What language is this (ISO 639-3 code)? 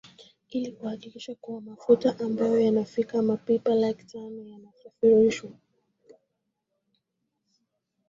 swa